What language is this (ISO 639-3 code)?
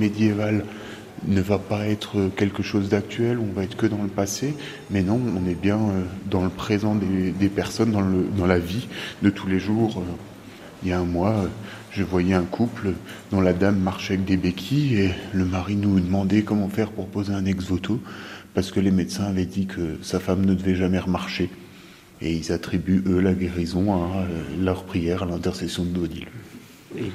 fra